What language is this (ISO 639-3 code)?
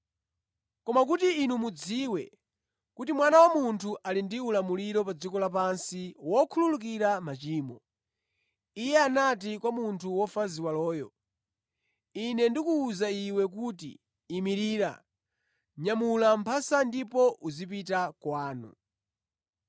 nya